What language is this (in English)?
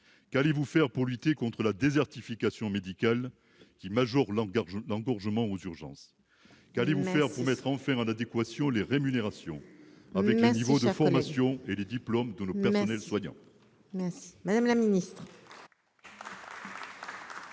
French